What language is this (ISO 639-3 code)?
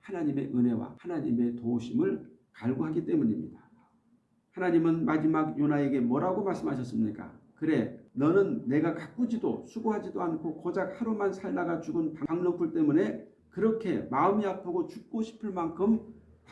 kor